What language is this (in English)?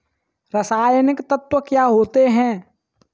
Hindi